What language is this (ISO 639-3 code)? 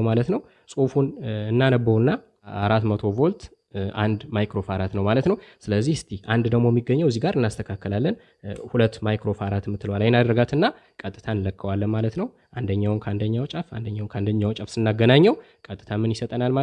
ind